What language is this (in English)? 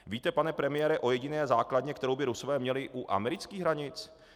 Czech